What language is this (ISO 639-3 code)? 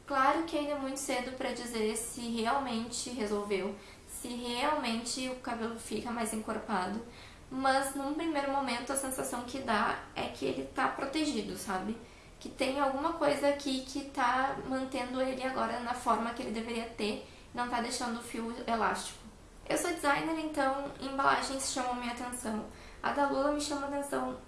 por